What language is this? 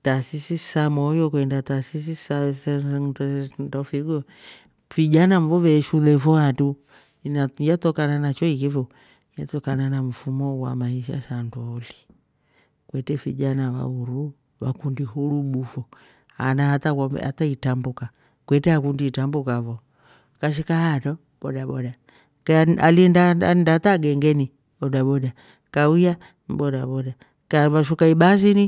Rombo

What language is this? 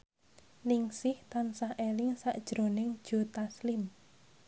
Javanese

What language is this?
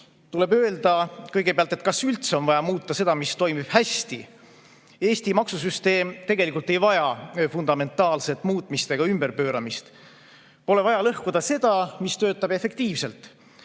Estonian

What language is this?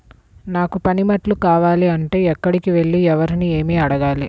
Telugu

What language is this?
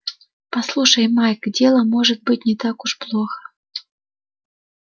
Russian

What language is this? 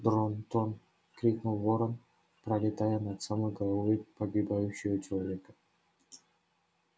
Russian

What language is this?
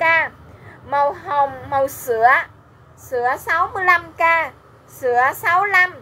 Vietnamese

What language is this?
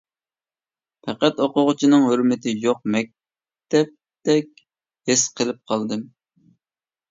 Uyghur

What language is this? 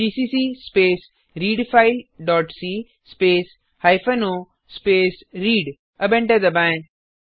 Hindi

